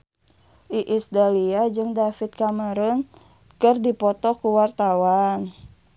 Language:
Sundanese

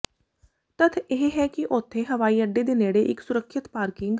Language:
Punjabi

